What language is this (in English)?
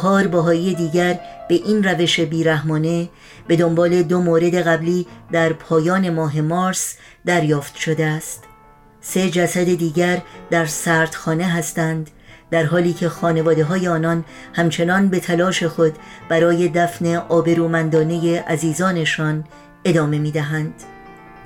Persian